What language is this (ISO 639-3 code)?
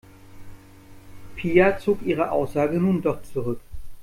deu